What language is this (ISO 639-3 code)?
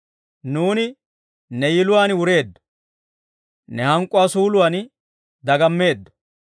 dwr